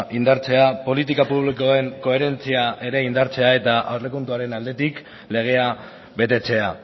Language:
Basque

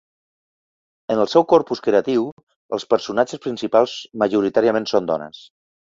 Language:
Catalan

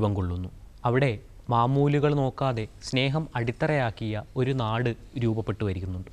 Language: Malayalam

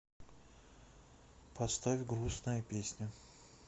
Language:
Russian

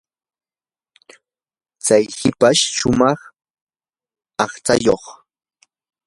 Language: Yanahuanca Pasco Quechua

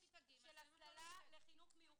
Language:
Hebrew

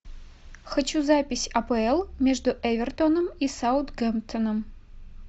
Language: Russian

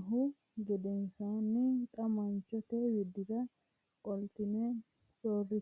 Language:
Sidamo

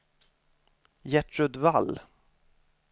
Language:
Swedish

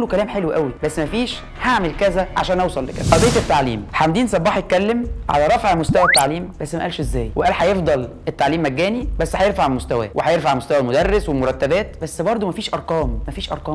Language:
Arabic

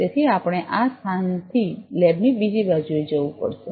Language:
Gujarati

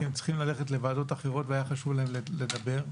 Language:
Hebrew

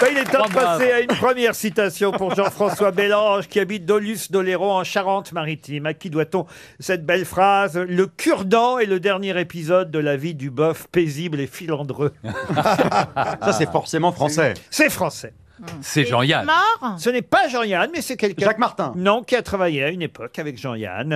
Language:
French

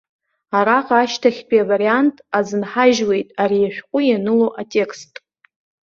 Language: Abkhazian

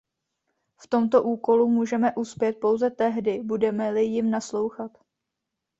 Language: Czech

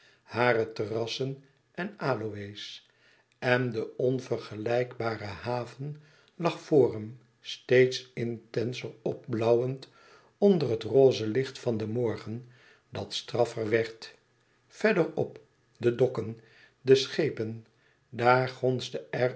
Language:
Dutch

